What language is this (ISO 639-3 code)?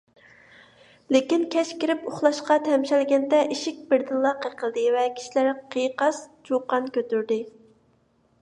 uig